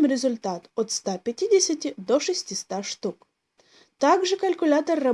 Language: Russian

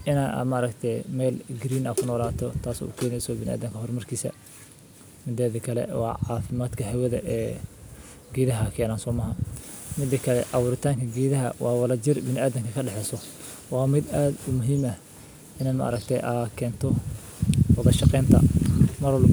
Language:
Somali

